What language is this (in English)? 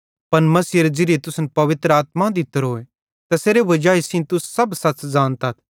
Bhadrawahi